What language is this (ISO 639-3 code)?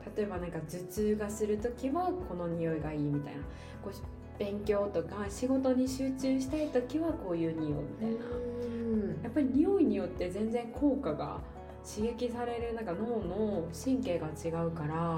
jpn